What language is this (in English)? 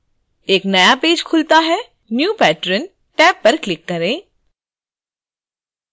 Hindi